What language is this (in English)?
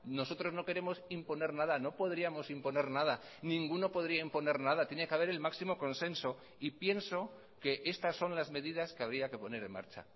Spanish